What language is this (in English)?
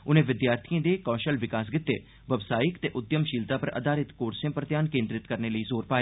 Dogri